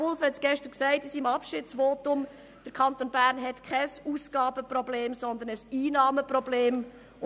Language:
Swiss German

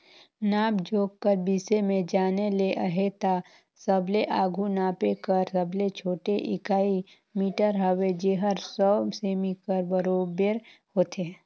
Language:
Chhattisgarhi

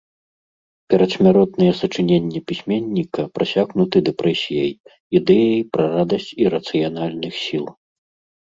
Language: Belarusian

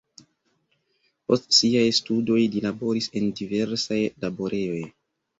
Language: Esperanto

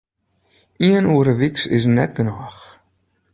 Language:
Western Frisian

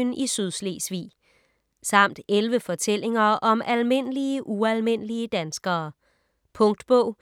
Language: Danish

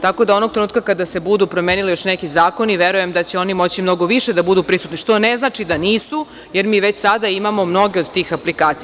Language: Serbian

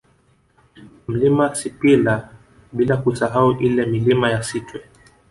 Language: Swahili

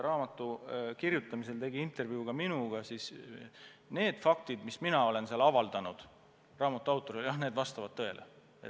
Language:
Estonian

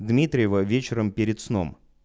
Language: Russian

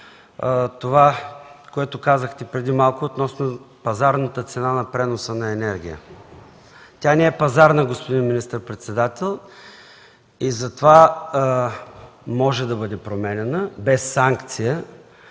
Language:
Bulgarian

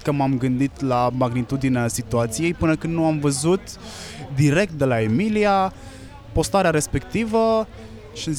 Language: Romanian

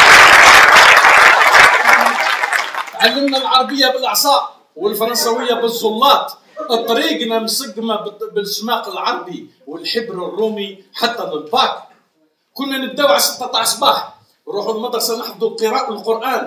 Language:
Arabic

